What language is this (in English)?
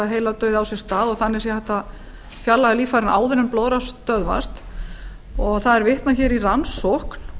Icelandic